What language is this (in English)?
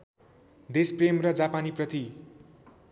Nepali